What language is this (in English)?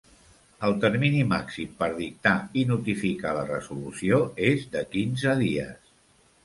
Catalan